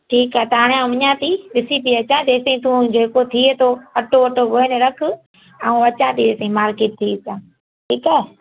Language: Sindhi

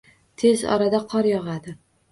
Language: Uzbek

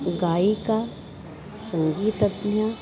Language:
Sanskrit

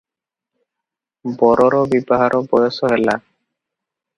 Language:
Odia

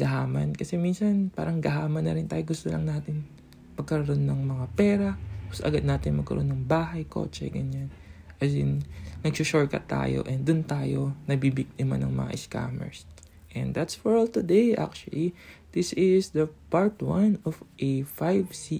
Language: Filipino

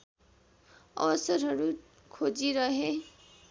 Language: Nepali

